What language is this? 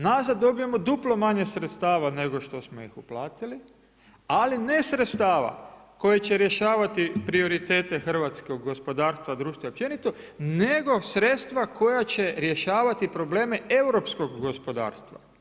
Croatian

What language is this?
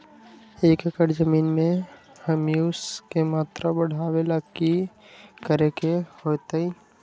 Magahi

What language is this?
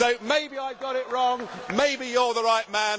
English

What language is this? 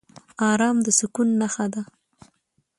Pashto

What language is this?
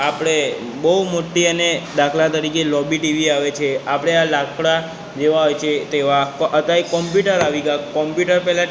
Gujarati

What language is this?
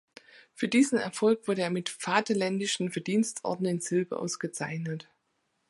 German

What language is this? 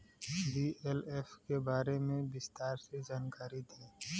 Bhojpuri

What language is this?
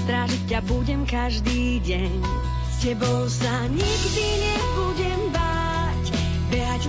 Slovak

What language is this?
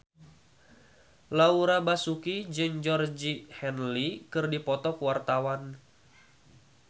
Sundanese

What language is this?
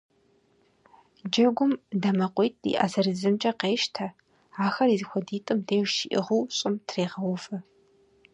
Kabardian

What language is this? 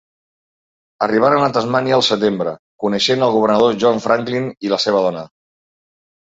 Catalan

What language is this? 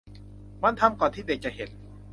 Thai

